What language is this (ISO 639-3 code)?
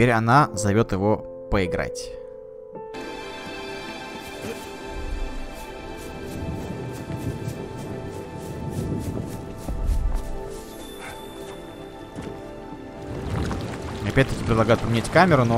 rus